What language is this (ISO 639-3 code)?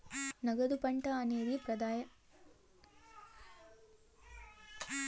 tel